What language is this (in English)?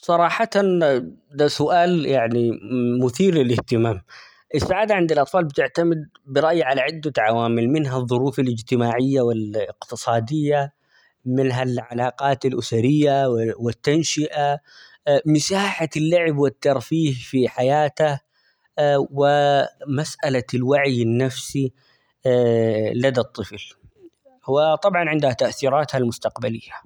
Omani Arabic